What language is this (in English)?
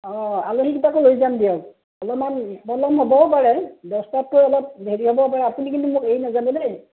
Assamese